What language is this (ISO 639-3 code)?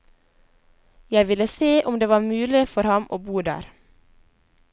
nor